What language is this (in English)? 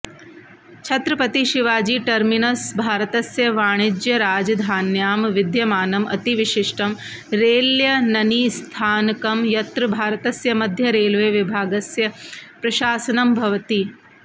Sanskrit